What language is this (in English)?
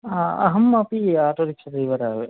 Sanskrit